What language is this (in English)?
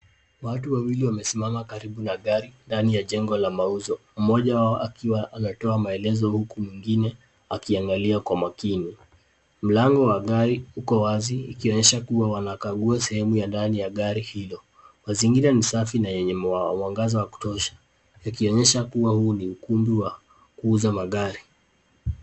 Swahili